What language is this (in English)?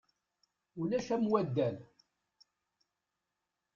Kabyle